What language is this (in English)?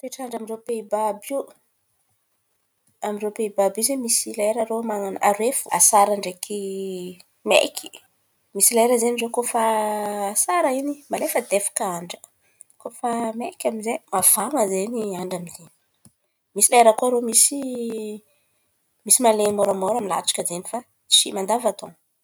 Antankarana Malagasy